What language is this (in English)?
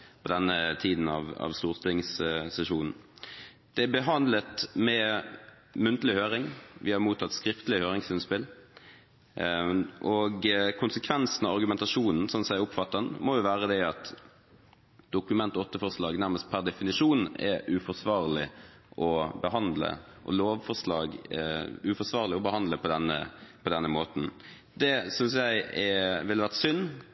Norwegian Bokmål